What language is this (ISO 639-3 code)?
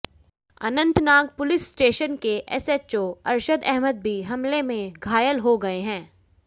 hin